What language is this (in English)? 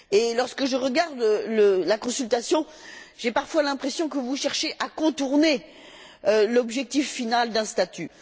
French